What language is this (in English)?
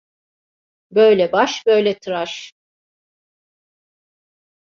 Turkish